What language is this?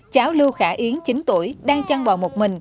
Vietnamese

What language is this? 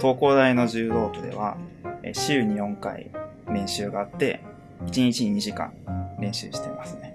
Japanese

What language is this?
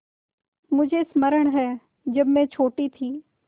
Hindi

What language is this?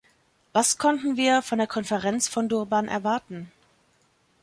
German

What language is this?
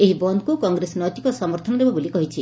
Odia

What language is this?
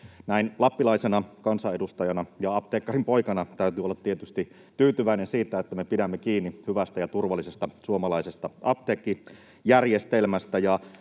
Finnish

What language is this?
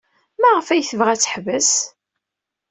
Kabyle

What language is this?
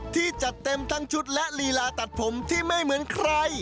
Thai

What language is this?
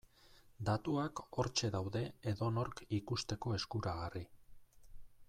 Basque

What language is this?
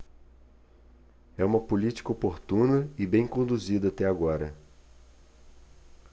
Portuguese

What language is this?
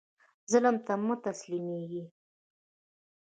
Pashto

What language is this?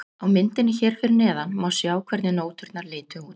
Icelandic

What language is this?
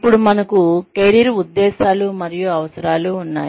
Telugu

